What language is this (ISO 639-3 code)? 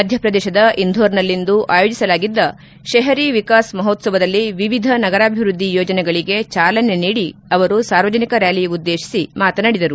kan